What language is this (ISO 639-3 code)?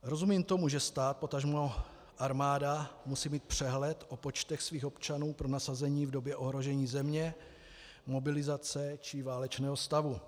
ces